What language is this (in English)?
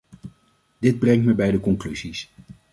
Dutch